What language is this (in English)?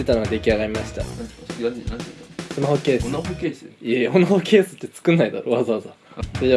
Japanese